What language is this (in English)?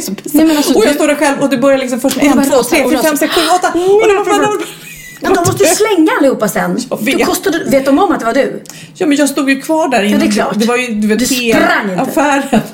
Swedish